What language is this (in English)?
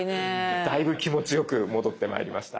Japanese